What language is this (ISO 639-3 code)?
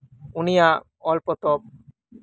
sat